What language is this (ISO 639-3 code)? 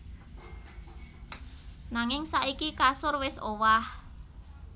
jav